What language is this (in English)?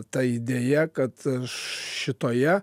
Lithuanian